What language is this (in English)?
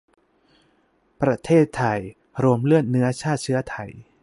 Thai